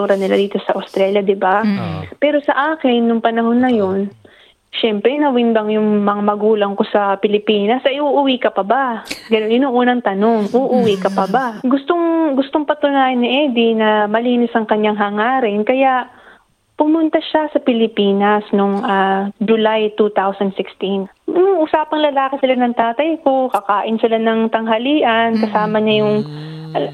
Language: Filipino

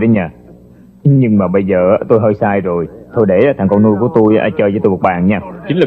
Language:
Vietnamese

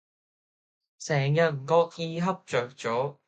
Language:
Cantonese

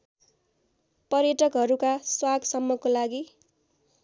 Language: Nepali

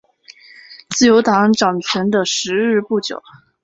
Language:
Chinese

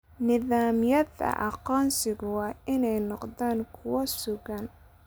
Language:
Somali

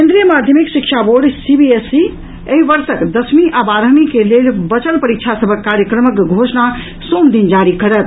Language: Maithili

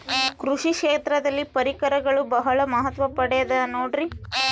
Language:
Kannada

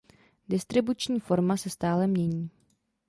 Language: Czech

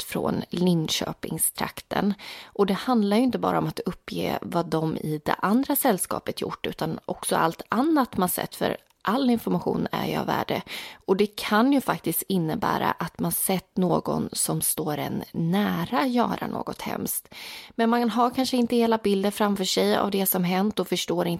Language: Swedish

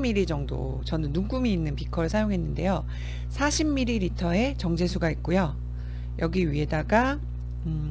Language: Korean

